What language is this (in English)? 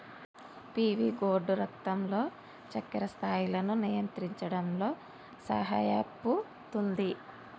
Telugu